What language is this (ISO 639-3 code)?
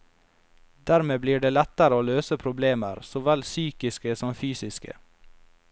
nor